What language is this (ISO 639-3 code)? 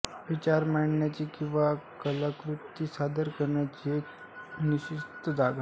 mar